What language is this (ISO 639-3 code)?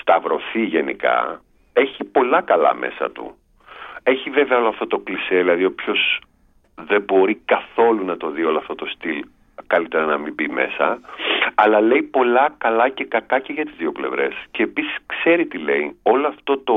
ell